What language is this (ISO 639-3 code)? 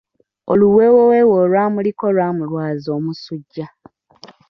lug